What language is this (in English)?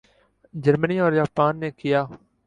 Urdu